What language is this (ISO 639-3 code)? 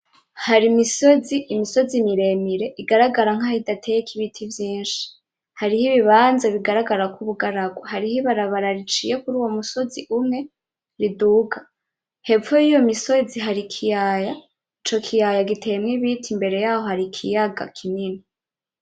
run